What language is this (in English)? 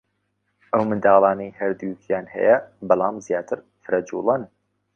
Central Kurdish